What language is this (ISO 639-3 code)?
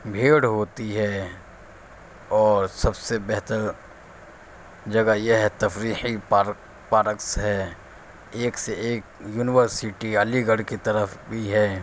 urd